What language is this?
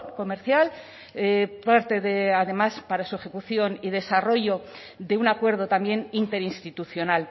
Spanish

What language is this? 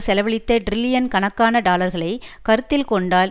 Tamil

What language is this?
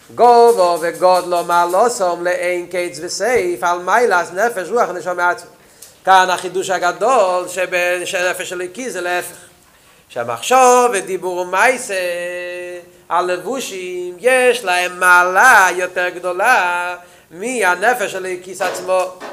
Hebrew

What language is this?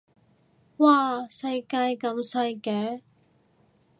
Cantonese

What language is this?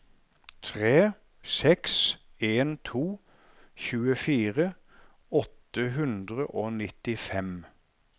Norwegian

